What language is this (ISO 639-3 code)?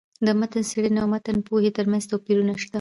pus